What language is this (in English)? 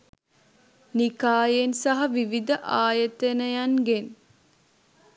Sinhala